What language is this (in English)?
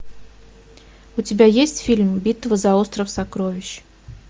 Russian